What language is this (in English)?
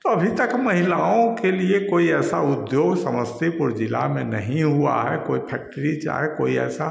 Hindi